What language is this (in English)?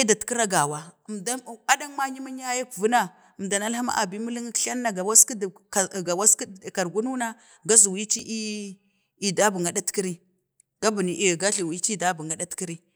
Bade